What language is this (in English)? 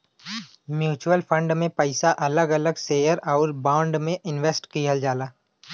Bhojpuri